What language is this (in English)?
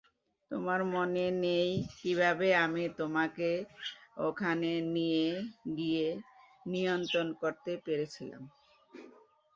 Bangla